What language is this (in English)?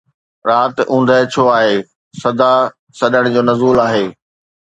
Sindhi